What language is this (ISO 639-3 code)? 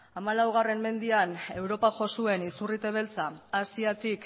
eus